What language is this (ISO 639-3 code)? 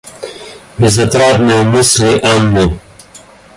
rus